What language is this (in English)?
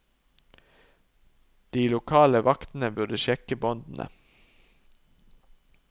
Norwegian